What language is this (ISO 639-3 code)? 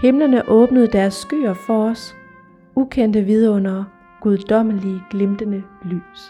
dan